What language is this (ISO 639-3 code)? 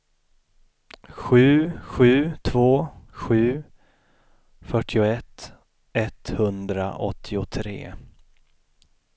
swe